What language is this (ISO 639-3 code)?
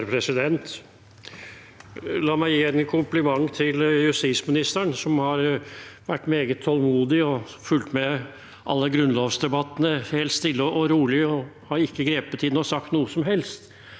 nor